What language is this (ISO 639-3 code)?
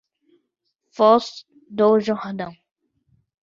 por